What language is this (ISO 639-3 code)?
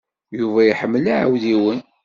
kab